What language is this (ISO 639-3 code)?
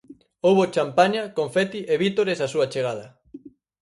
glg